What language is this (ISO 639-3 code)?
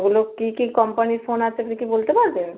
ben